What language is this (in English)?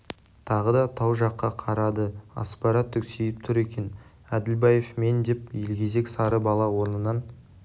Kazakh